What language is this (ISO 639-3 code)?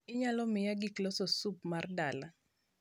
luo